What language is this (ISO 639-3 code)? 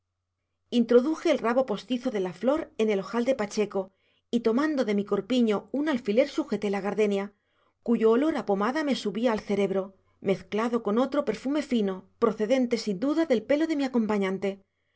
spa